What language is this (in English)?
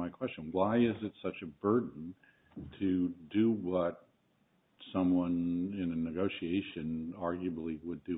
English